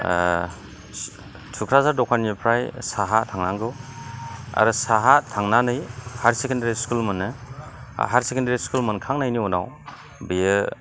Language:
Bodo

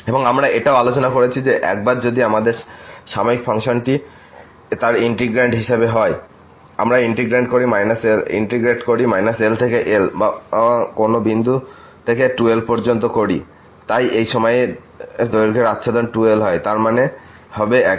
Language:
Bangla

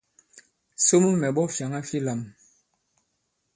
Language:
Bankon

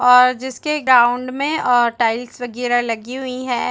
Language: Hindi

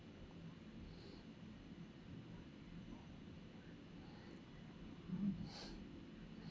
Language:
English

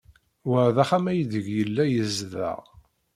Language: Kabyle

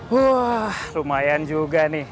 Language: Indonesian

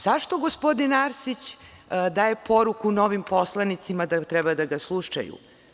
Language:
Serbian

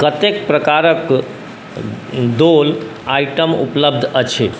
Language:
Maithili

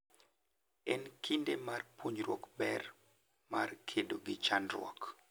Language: Luo (Kenya and Tanzania)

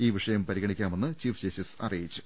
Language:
Malayalam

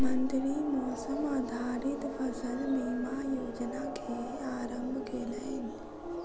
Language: Maithili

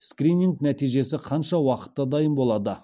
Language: Kazakh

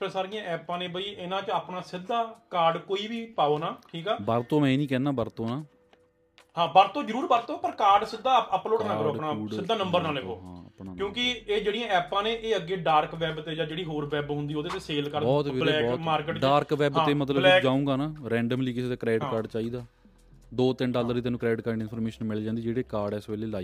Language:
Punjabi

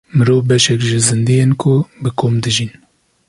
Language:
Kurdish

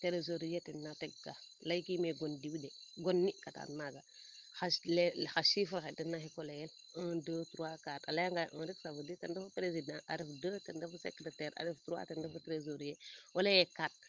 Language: Serer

